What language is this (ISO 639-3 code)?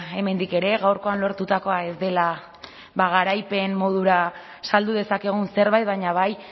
eus